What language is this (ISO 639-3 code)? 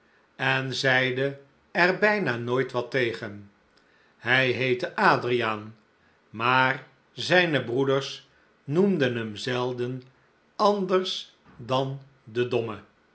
nld